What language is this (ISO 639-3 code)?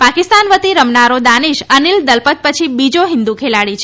guj